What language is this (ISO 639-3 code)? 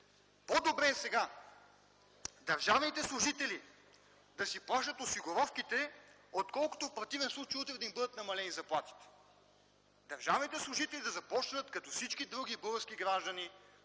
bul